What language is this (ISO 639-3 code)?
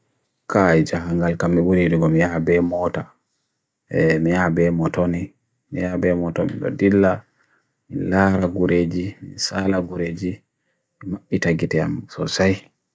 fui